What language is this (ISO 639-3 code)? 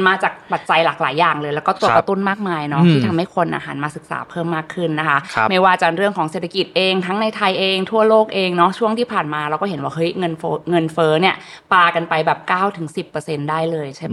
tha